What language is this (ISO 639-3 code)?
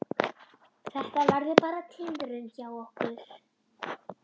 isl